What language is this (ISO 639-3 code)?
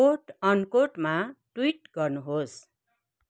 nep